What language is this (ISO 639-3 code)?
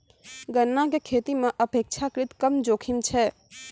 mai